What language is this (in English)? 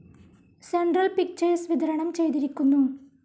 Malayalam